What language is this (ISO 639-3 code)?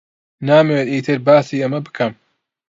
ckb